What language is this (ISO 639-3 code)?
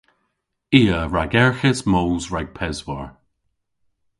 cor